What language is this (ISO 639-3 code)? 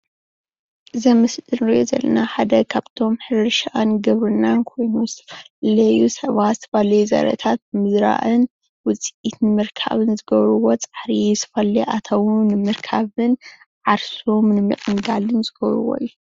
tir